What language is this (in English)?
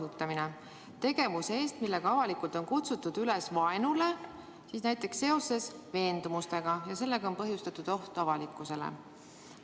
Estonian